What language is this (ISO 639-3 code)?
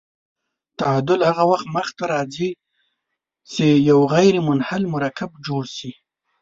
pus